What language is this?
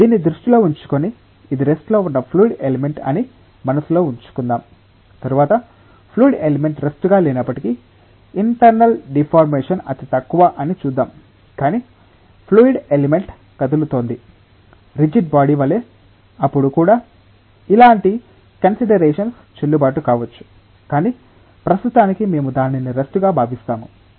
Telugu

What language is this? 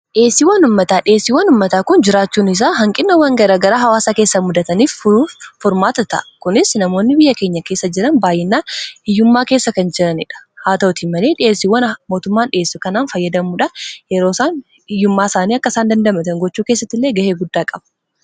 Oromo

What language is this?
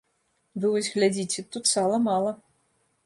Belarusian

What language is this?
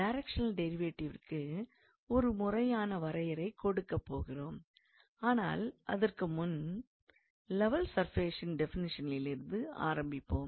Tamil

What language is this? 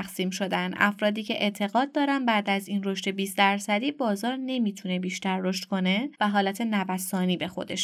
Persian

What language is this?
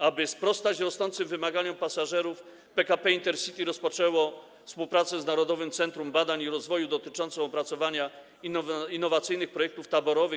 Polish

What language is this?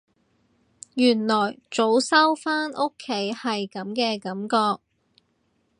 Cantonese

